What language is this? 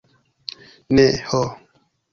Esperanto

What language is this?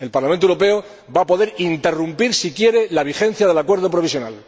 Spanish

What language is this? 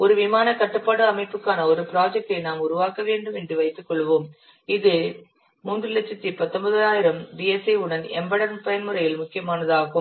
Tamil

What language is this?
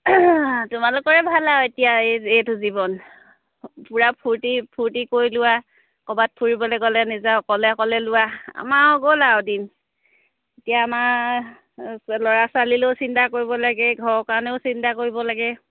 Assamese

